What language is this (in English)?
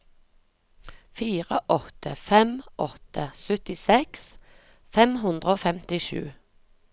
Norwegian